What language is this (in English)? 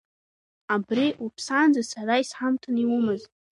Abkhazian